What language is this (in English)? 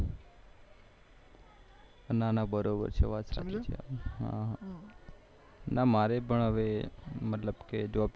Gujarati